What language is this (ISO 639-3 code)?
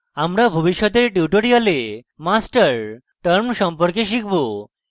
ben